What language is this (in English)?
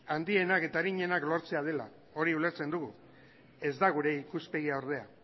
Basque